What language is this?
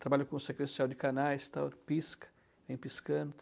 Portuguese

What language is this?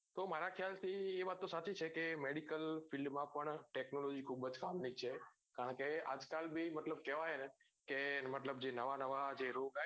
Gujarati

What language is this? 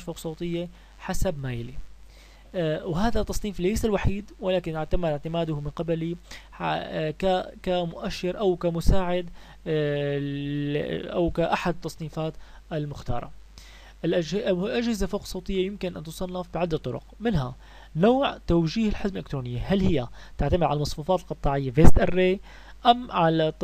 Arabic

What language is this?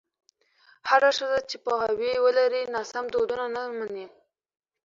Pashto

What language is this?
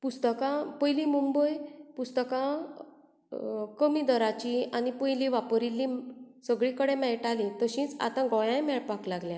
Konkani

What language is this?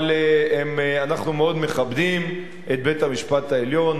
Hebrew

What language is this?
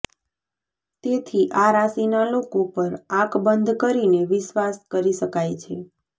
Gujarati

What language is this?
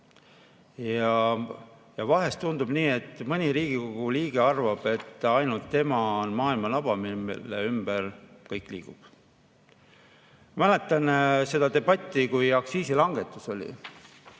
Estonian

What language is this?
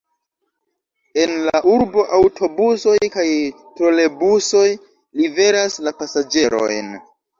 Esperanto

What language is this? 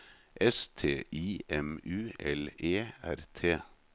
Norwegian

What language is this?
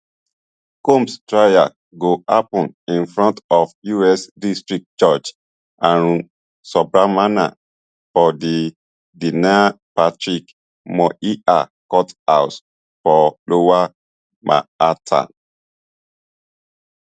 Nigerian Pidgin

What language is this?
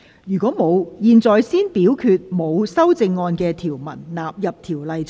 Cantonese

